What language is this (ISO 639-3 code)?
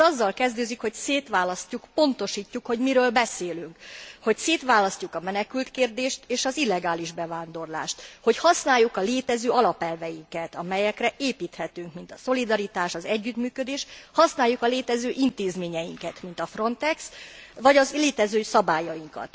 hun